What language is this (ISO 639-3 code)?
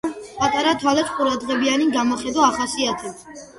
kat